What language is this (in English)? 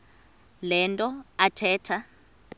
Xhosa